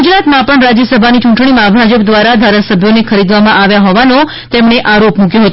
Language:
Gujarati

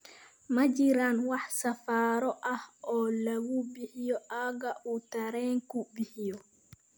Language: Somali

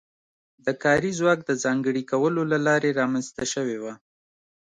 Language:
Pashto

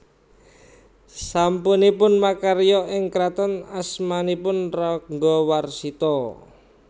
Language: Javanese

